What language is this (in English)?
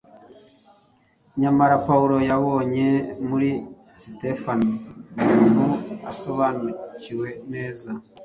Kinyarwanda